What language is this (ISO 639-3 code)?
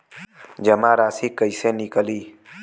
bho